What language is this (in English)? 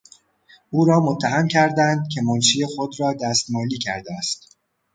Persian